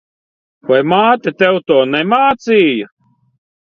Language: Latvian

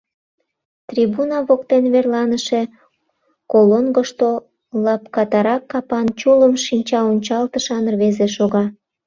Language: Mari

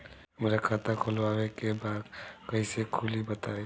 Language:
Bhojpuri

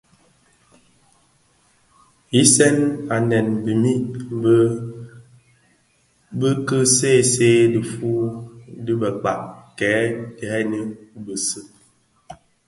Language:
Bafia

